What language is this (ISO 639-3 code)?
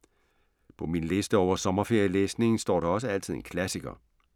dan